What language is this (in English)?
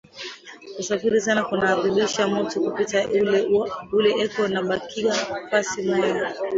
Swahili